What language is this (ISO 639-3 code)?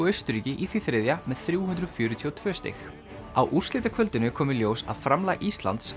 isl